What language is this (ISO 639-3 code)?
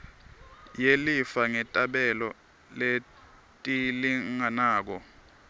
ssw